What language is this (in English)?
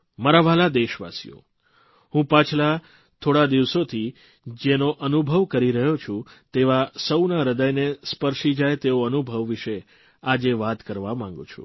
Gujarati